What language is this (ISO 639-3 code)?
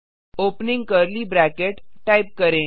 hin